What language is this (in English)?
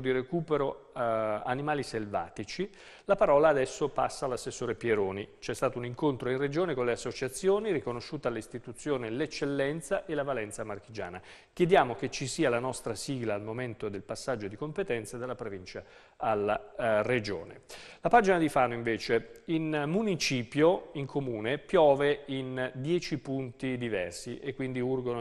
Italian